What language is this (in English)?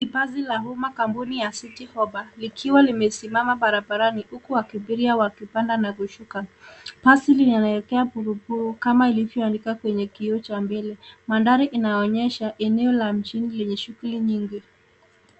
Swahili